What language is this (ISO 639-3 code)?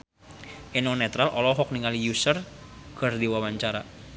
sun